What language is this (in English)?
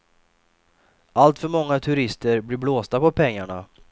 Swedish